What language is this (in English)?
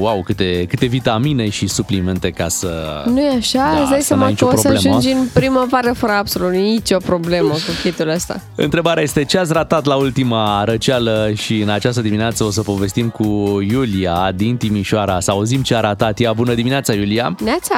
Romanian